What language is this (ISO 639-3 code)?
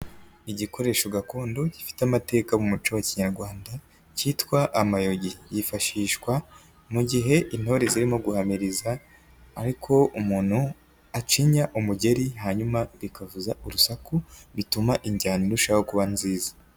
kin